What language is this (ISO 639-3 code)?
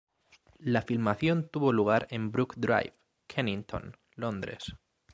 spa